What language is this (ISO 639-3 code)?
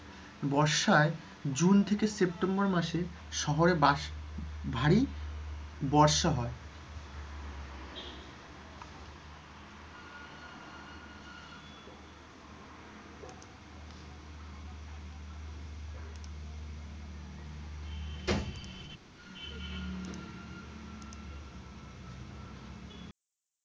ben